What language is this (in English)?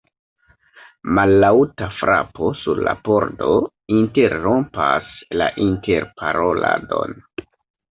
Esperanto